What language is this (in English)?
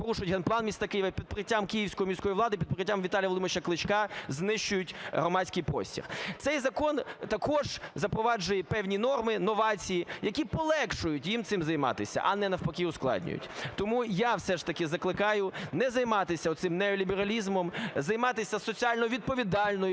Ukrainian